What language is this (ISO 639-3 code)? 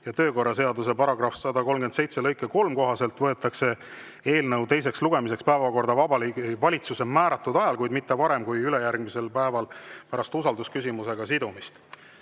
est